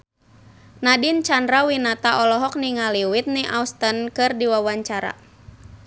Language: Sundanese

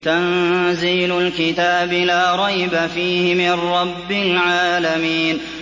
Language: Arabic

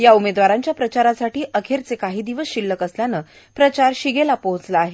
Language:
Marathi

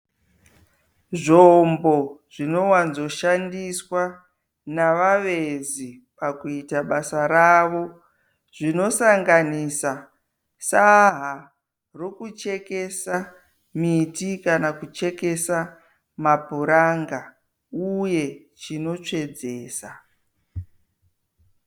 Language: Shona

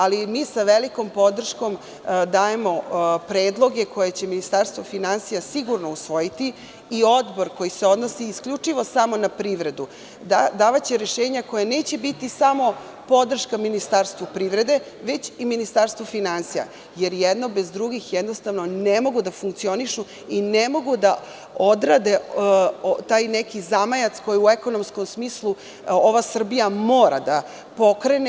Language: Serbian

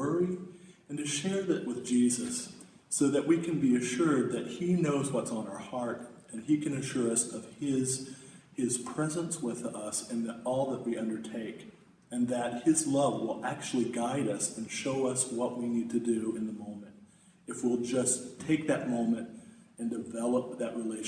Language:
English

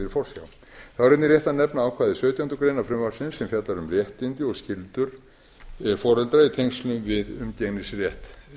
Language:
Icelandic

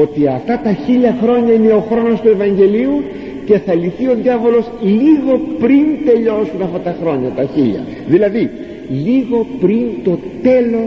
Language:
Greek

